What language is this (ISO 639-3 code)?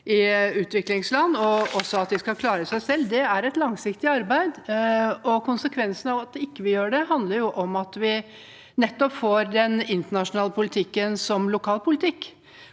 nor